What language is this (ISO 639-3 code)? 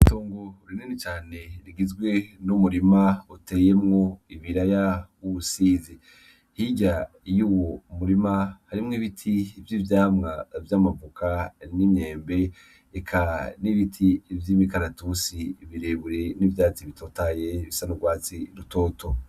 run